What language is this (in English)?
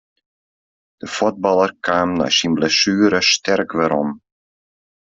Western Frisian